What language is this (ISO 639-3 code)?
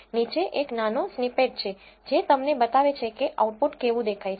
guj